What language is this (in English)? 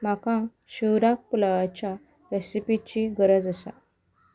Konkani